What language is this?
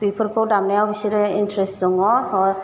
Bodo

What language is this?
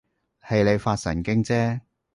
Cantonese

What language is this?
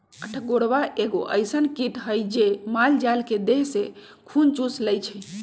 Magahi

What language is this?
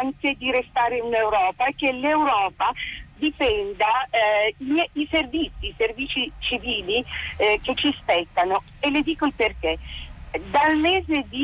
Italian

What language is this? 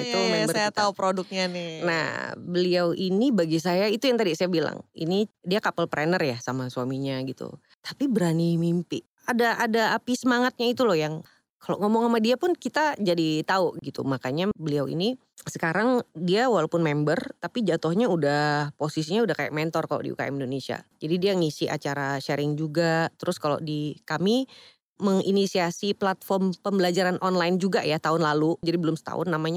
Indonesian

